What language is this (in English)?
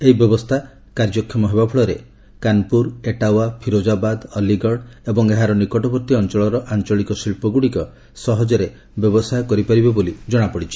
Odia